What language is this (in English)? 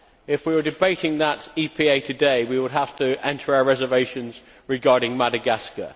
English